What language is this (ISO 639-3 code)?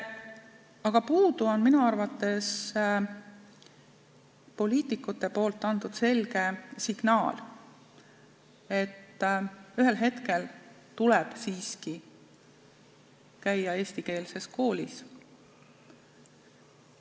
est